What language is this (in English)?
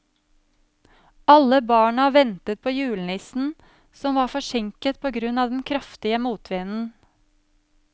Norwegian